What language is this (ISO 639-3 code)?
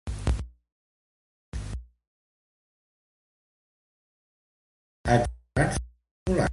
cat